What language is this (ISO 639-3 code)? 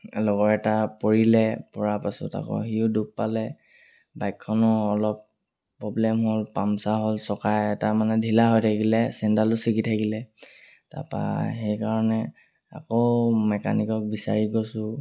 asm